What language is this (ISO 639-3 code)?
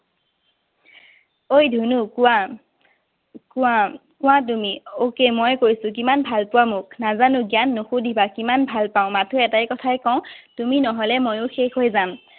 asm